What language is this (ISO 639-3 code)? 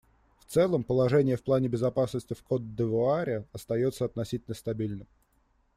rus